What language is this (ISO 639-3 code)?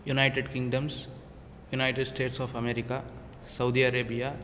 san